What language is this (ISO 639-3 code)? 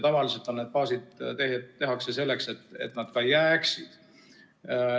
est